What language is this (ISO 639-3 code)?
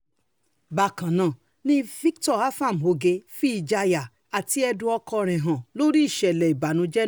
yor